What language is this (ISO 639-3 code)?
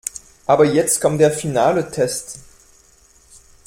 deu